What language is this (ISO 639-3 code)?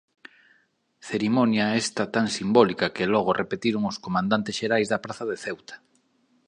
glg